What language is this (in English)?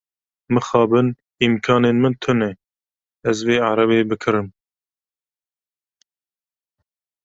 Kurdish